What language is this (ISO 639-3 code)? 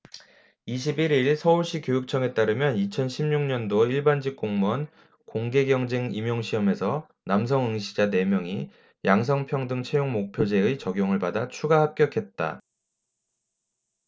kor